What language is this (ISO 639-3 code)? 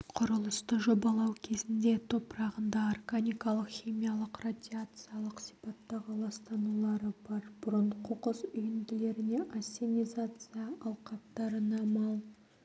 kaz